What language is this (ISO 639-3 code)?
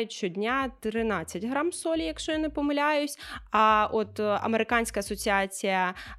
ukr